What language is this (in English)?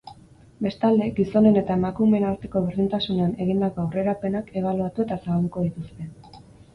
Basque